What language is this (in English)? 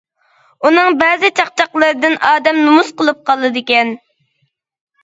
Uyghur